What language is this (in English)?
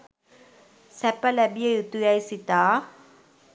Sinhala